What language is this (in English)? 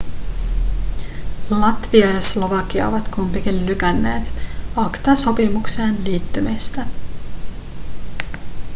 Finnish